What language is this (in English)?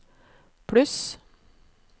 Norwegian